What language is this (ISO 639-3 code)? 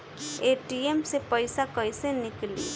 bho